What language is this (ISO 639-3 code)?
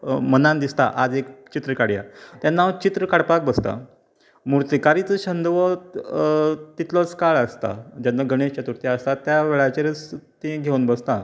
kok